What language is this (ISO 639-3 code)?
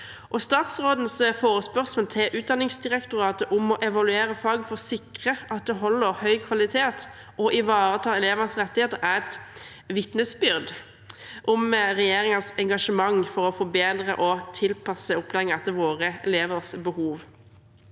nor